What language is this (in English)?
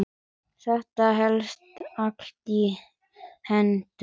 Icelandic